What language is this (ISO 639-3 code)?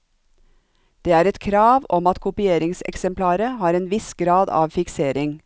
nor